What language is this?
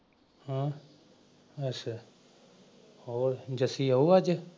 Punjabi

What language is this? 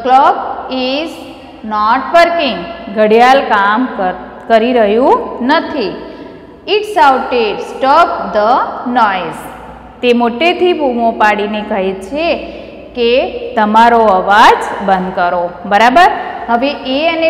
Hindi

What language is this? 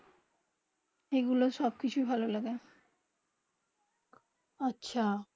Bangla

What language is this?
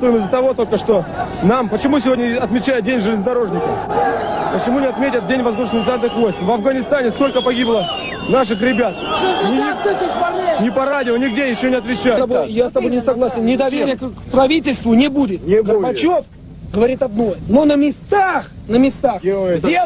Russian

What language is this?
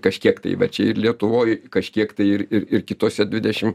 Lithuanian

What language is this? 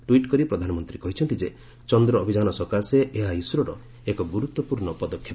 Odia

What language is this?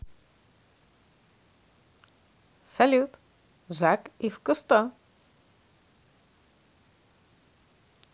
Russian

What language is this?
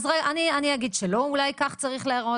Hebrew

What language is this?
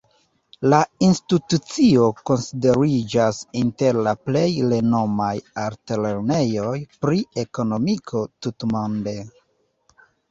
Esperanto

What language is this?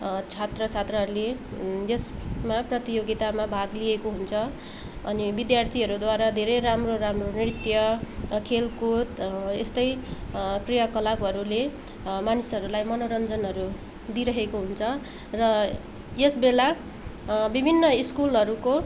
Nepali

